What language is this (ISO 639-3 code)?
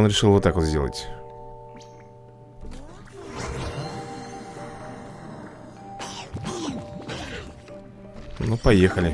rus